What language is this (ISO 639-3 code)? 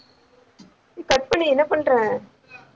tam